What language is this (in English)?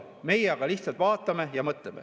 Estonian